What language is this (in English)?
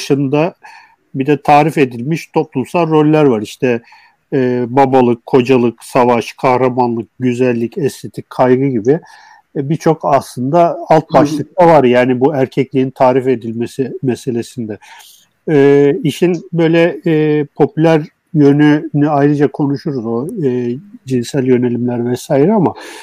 Turkish